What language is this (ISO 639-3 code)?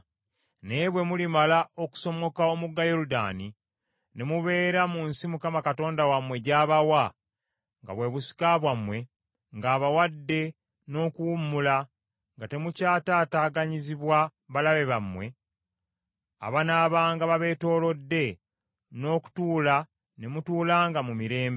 lug